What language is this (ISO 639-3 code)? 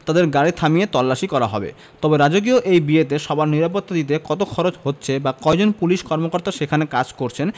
ben